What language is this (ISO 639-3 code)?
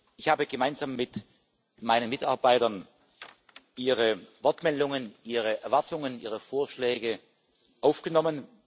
deu